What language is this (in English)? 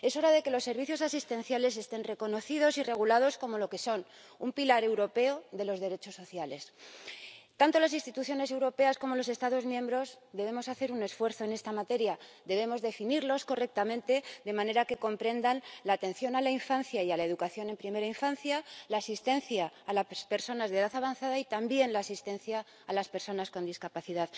Spanish